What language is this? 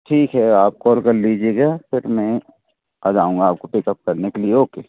Hindi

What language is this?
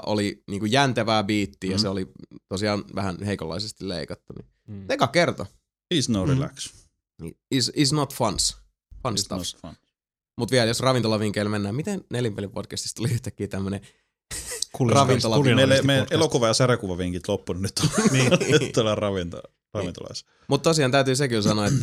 Finnish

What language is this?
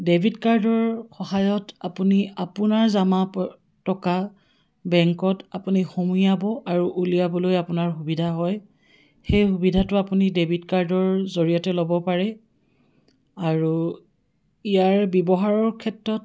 Assamese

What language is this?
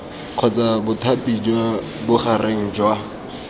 Tswana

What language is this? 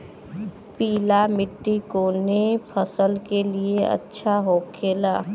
Bhojpuri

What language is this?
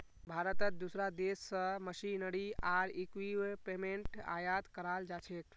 Magahi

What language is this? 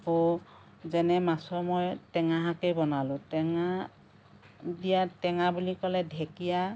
Assamese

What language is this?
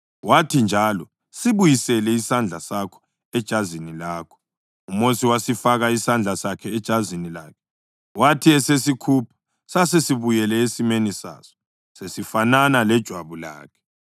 North Ndebele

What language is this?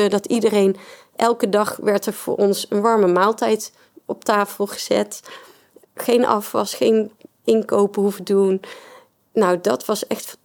Dutch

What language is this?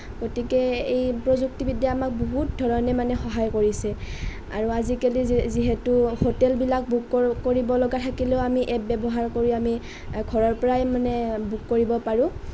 Assamese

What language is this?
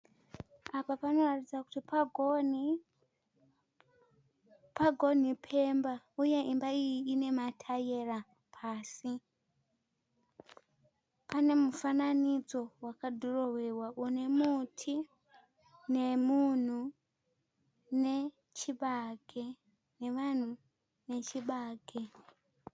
Shona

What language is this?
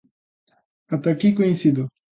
Galician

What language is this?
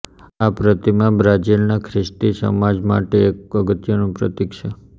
Gujarati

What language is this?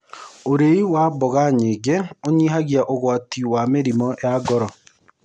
Kikuyu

